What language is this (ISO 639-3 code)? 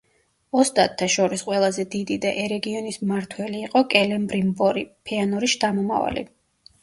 kat